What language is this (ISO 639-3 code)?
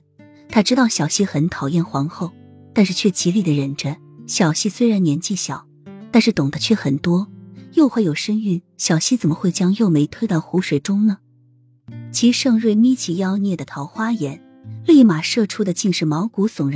zho